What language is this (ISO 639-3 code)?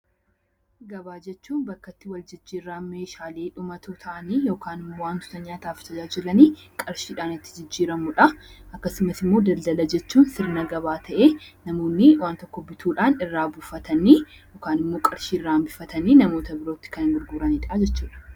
orm